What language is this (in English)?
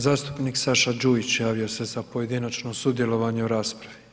Croatian